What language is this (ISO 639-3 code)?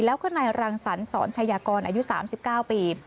tha